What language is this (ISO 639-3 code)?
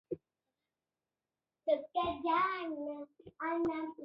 swa